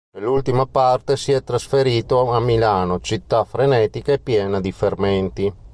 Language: Italian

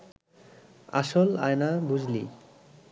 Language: Bangla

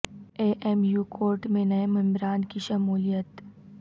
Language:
Urdu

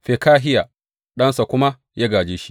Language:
Hausa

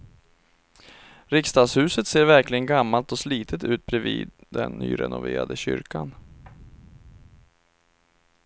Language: Swedish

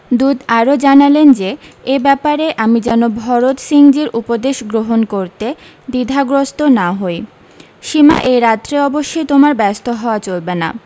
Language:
Bangla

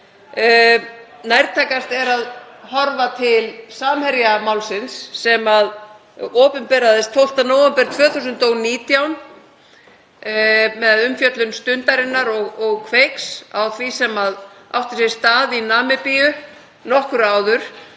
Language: Icelandic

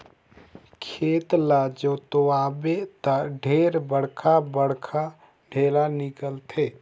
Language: Chhattisgarhi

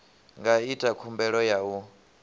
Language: Venda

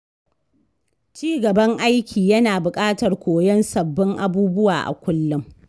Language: Hausa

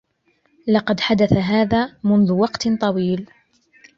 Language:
Arabic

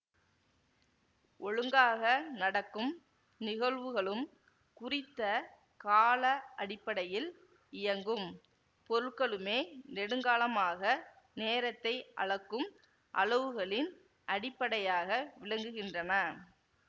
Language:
Tamil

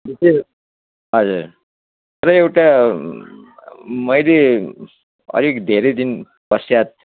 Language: Nepali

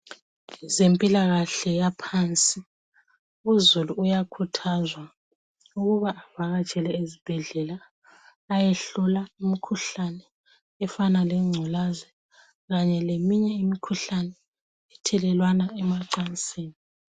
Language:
North Ndebele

